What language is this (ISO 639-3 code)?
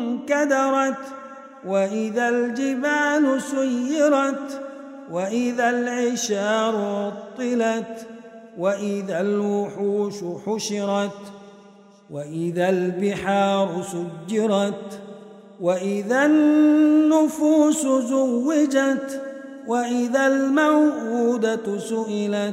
ara